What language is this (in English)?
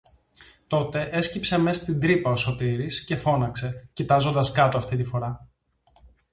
Greek